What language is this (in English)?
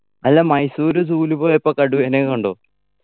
Malayalam